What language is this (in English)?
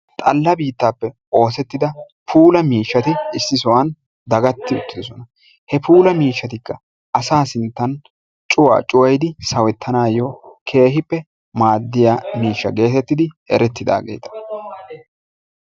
Wolaytta